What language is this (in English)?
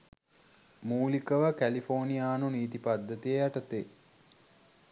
Sinhala